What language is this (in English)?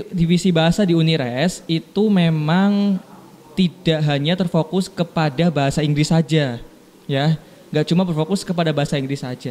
Indonesian